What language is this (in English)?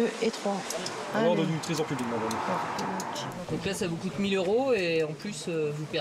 French